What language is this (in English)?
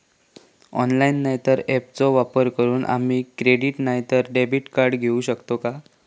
Marathi